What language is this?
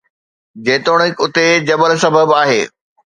Sindhi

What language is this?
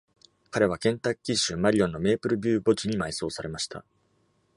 Japanese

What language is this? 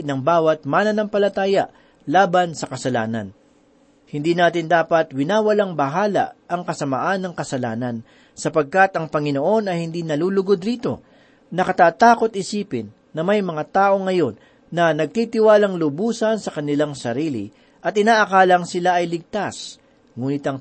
Filipino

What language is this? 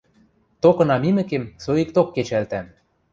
Western Mari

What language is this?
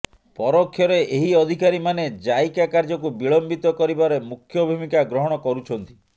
Odia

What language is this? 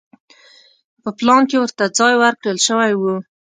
Pashto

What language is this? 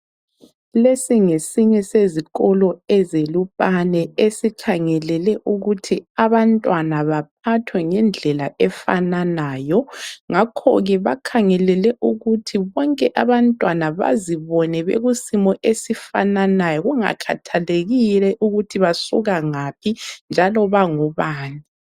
North Ndebele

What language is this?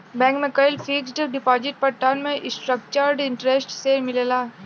Bhojpuri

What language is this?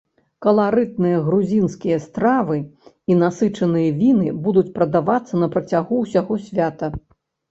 Belarusian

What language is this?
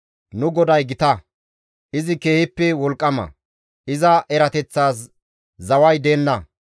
Gamo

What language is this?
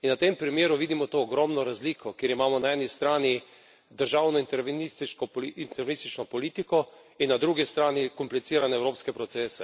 Slovenian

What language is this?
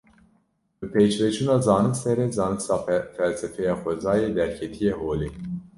Kurdish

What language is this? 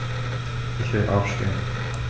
German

